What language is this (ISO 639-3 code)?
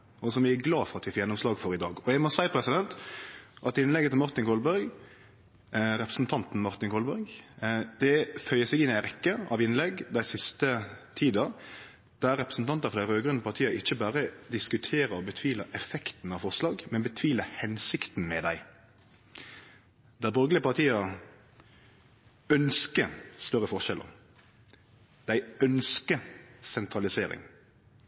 nno